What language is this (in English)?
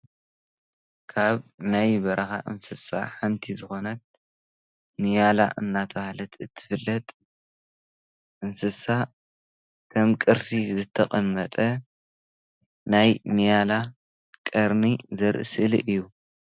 Tigrinya